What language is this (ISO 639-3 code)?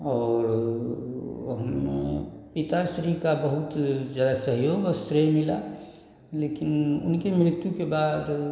hin